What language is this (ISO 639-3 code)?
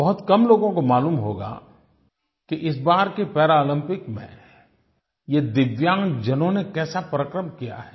hin